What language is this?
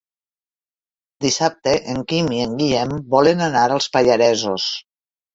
Catalan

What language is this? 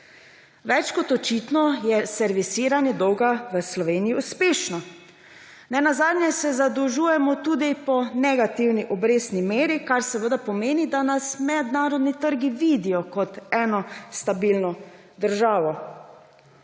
Slovenian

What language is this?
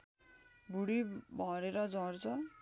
Nepali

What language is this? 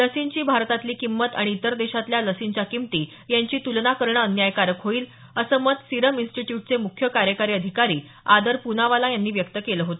Marathi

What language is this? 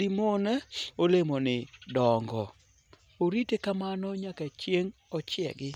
Luo (Kenya and Tanzania)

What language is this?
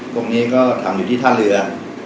Thai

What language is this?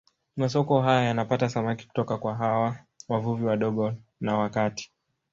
Swahili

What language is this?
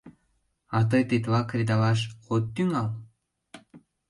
Mari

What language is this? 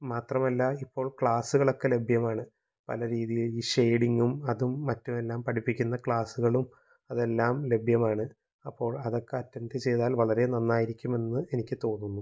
Malayalam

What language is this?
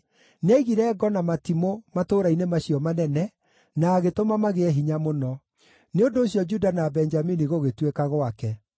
Kikuyu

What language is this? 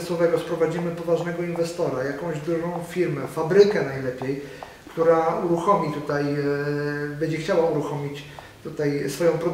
Polish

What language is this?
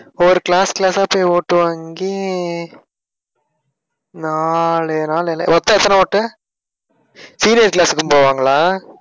Tamil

